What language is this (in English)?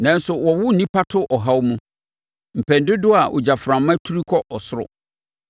Akan